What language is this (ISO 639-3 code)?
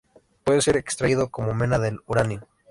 spa